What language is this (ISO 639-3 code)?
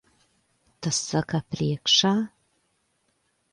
lav